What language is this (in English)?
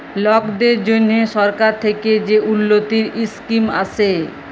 Bangla